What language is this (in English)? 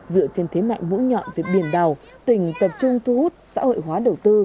Vietnamese